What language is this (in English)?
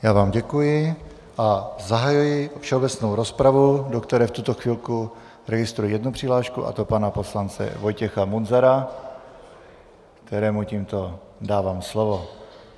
Czech